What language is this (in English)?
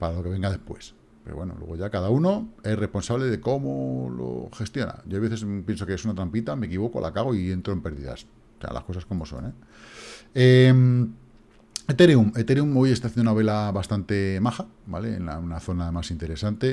Spanish